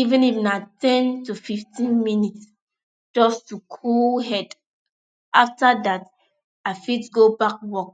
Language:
Nigerian Pidgin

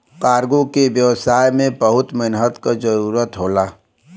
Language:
Bhojpuri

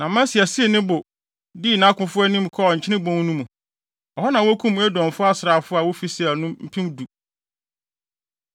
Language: Akan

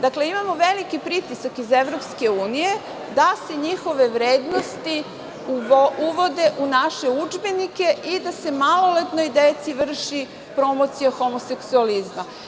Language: Serbian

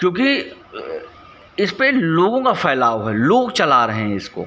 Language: Hindi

